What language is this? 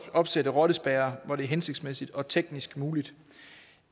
Danish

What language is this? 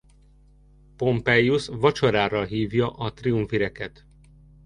Hungarian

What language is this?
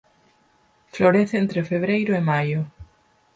Galician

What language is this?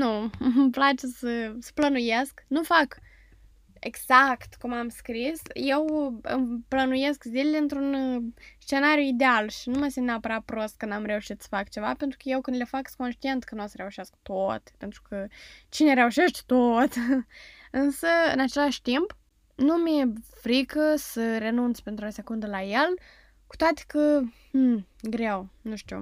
Romanian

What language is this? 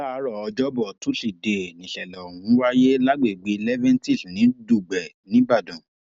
Yoruba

